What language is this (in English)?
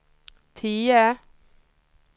Swedish